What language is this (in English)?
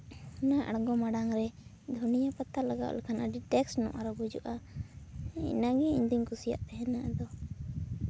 Santali